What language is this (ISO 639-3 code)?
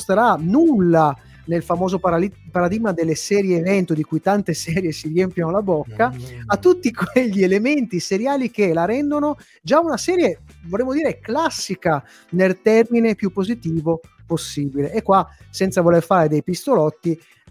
ita